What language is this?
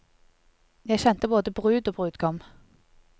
Norwegian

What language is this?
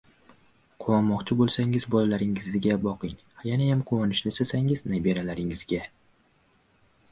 Uzbek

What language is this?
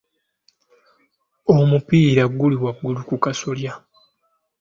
Ganda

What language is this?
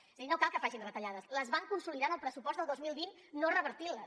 Catalan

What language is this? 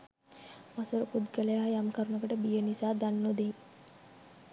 Sinhala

